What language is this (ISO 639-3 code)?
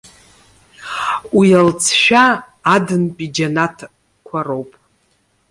abk